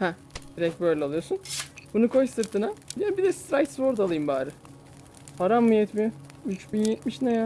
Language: Turkish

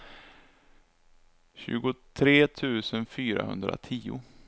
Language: Swedish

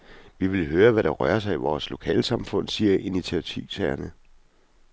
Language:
Danish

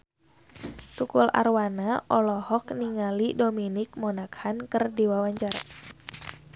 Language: Sundanese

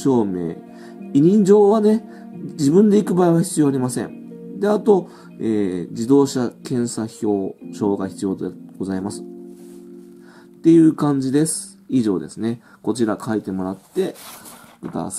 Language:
Japanese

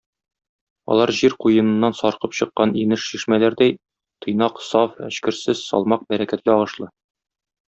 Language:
Tatar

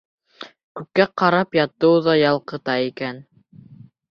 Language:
Bashkir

